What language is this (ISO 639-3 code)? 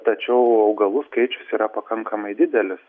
lit